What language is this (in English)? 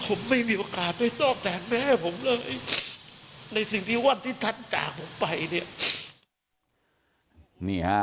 Thai